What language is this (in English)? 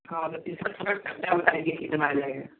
Hindi